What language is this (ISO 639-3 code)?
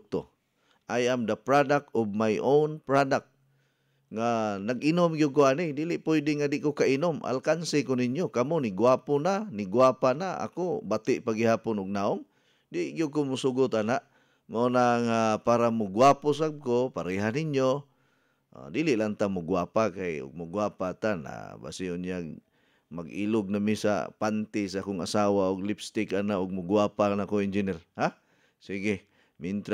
fil